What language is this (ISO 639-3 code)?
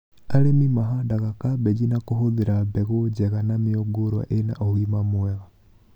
kik